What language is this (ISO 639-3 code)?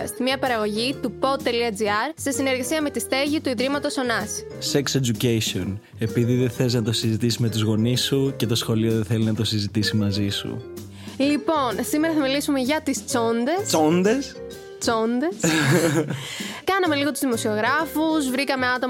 ell